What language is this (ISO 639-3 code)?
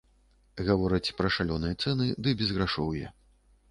bel